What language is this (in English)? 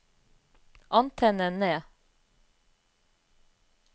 Norwegian